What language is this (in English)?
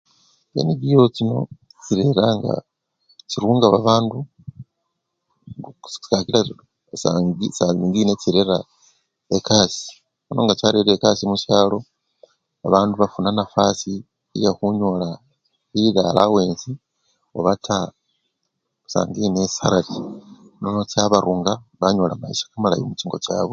Luyia